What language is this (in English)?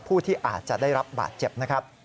Thai